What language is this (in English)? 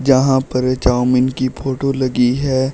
Hindi